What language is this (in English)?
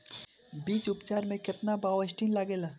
Bhojpuri